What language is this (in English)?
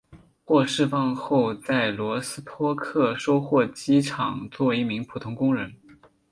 Chinese